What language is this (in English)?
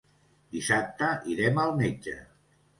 Catalan